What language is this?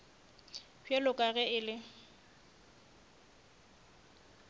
Northern Sotho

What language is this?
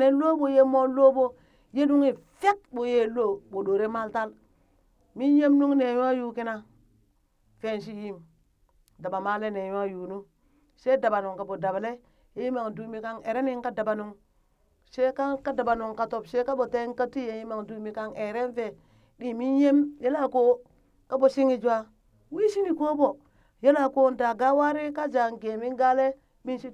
Burak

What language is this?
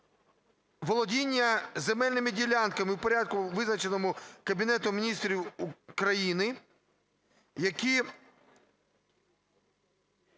Ukrainian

